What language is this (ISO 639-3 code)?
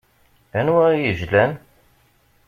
kab